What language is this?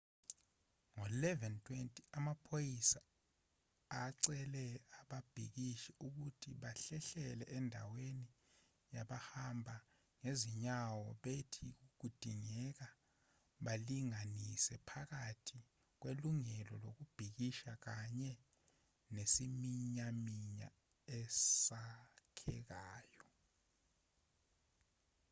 Zulu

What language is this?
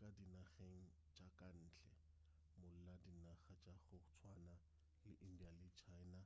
Northern Sotho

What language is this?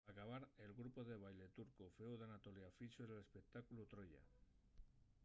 Asturian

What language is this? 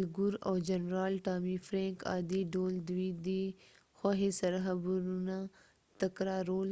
Pashto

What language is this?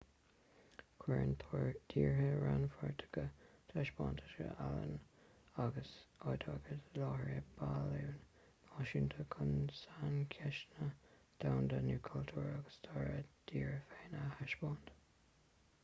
Irish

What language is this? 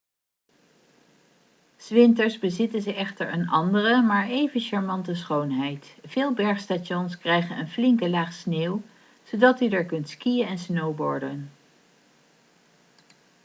Dutch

